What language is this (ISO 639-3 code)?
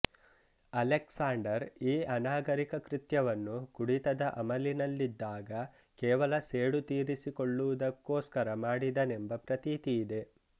kan